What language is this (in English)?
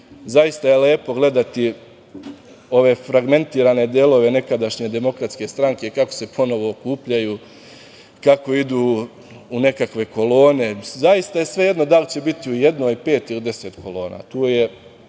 Serbian